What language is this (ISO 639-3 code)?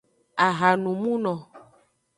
ajg